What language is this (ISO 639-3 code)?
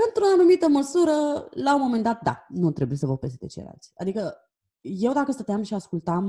ron